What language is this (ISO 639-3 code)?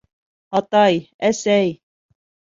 bak